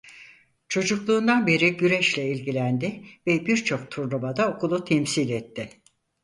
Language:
Turkish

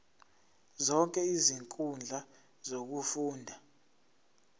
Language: Zulu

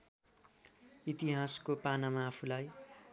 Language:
Nepali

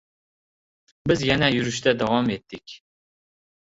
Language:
Uzbek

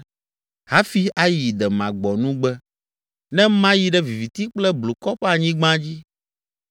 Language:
Ewe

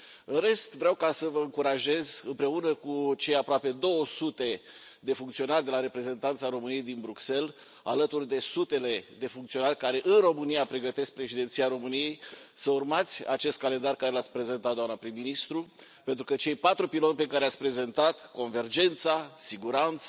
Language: Romanian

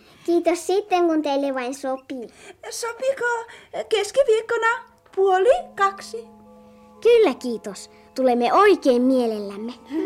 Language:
Finnish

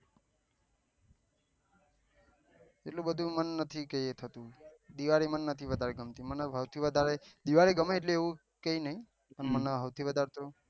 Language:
Gujarati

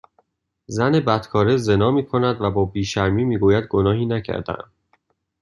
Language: Persian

